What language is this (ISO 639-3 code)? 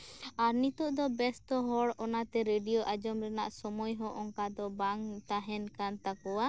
sat